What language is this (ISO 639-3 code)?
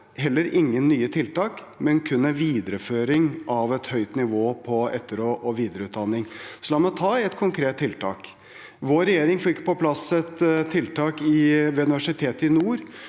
nor